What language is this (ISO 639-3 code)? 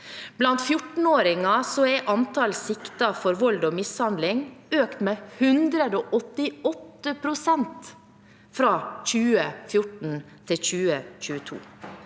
nor